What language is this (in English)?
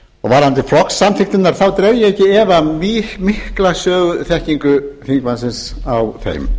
Icelandic